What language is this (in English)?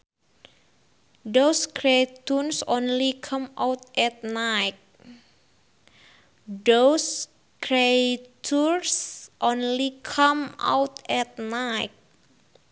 Sundanese